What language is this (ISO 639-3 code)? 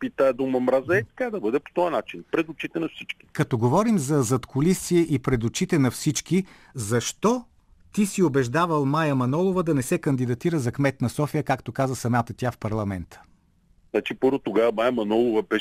bul